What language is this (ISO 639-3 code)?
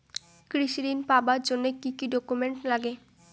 ben